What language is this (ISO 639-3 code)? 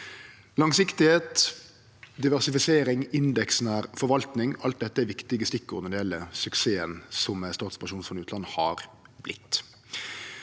nor